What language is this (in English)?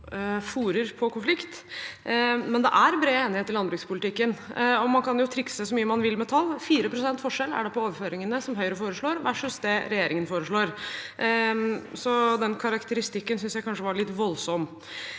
Norwegian